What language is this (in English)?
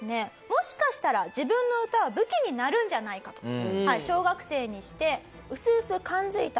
Japanese